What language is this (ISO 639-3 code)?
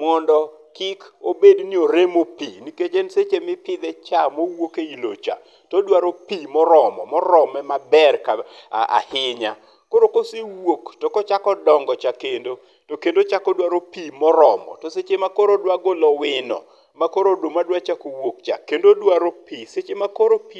luo